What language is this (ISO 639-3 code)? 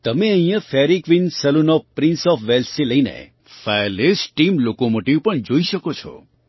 guj